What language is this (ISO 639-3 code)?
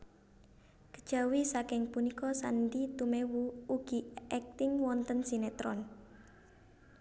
jav